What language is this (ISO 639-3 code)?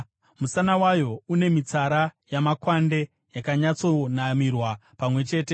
sna